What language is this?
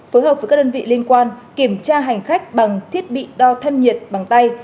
Vietnamese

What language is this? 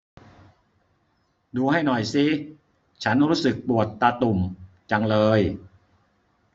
Thai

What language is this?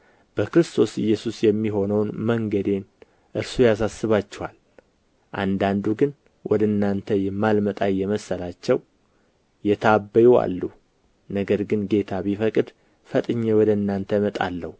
Amharic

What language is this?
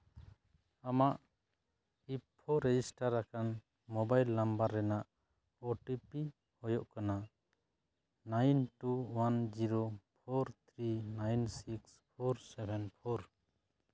Santali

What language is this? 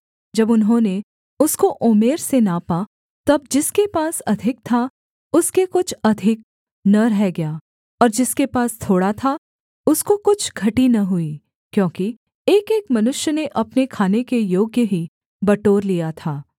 Hindi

